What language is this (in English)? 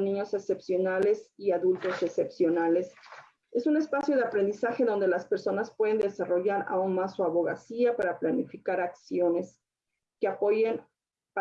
Spanish